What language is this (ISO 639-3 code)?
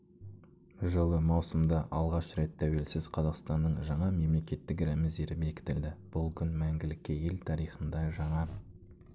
kaz